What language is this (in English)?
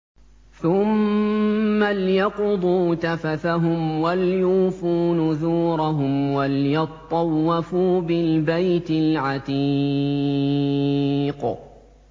Arabic